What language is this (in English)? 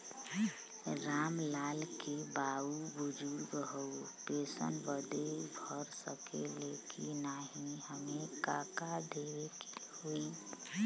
Bhojpuri